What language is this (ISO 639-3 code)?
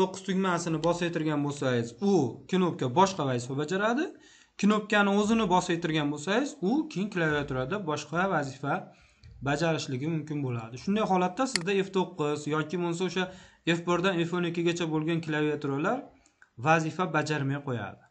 tur